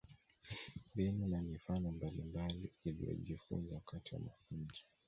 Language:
Swahili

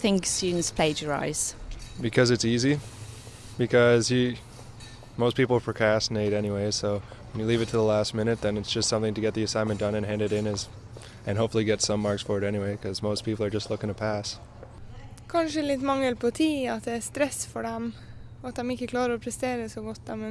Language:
Dutch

